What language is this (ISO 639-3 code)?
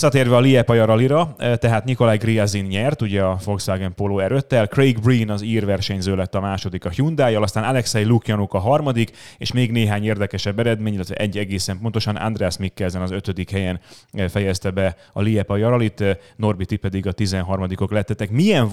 hun